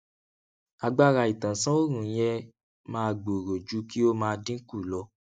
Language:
Yoruba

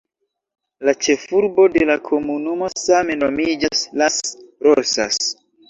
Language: Esperanto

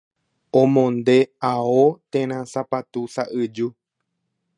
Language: Guarani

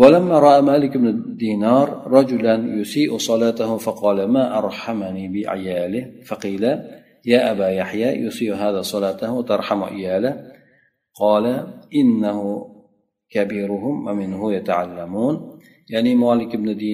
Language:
Bulgarian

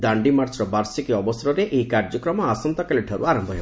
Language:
Odia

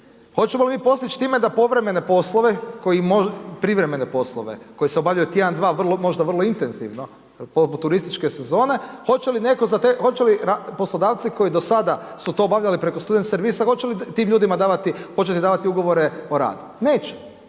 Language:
Croatian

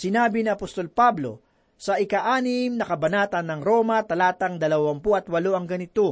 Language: Filipino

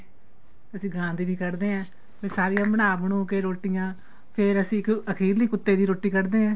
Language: Punjabi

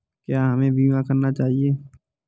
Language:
Hindi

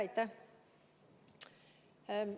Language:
Estonian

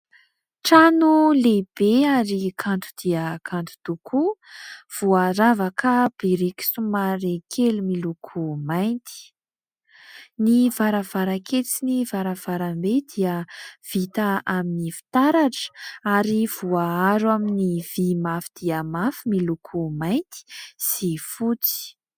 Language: Malagasy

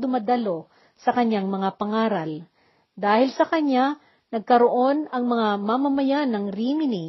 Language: Filipino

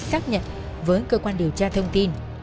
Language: Vietnamese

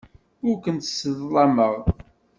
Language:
Kabyle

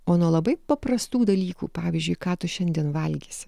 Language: Lithuanian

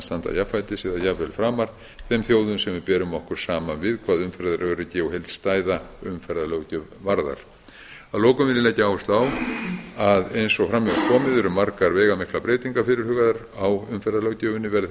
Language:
Icelandic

